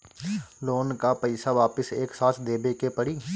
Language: Bhojpuri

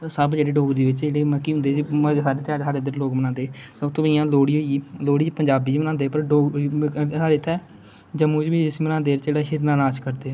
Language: Dogri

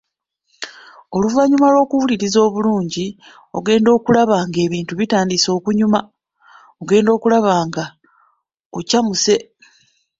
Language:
Ganda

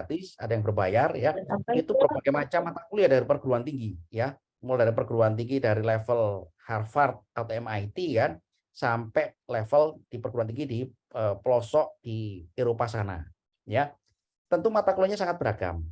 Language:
Indonesian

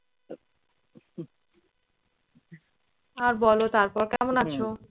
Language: Bangla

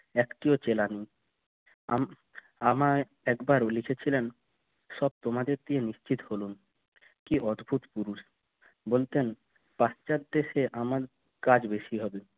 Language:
Bangla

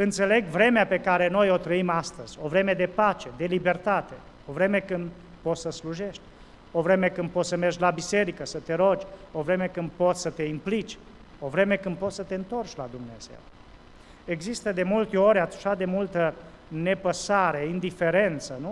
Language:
Romanian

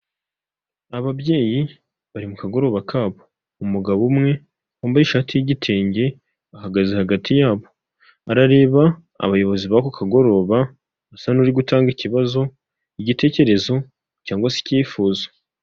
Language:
Kinyarwanda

